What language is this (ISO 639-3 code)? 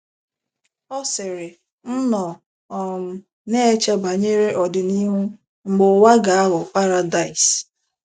ibo